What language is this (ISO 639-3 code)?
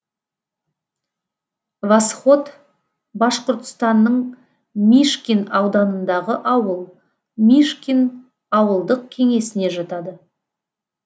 kaz